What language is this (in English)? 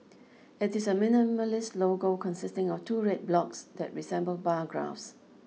English